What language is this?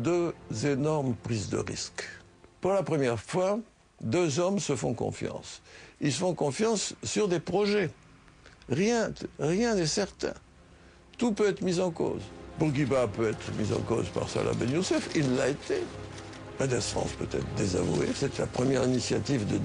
French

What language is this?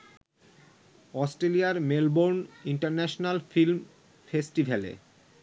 Bangla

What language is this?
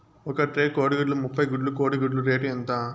Telugu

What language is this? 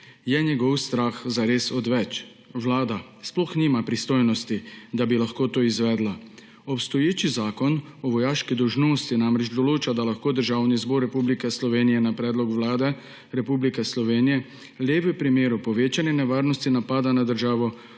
Slovenian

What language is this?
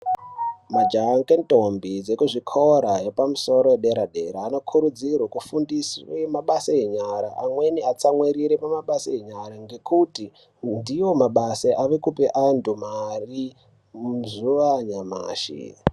Ndau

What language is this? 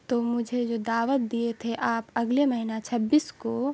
Urdu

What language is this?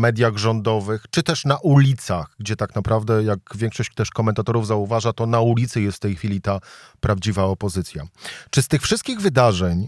Polish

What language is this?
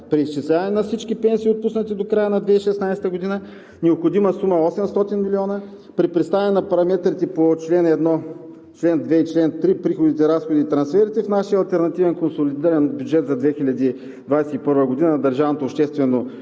Bulgarian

